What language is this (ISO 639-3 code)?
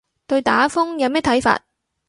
yue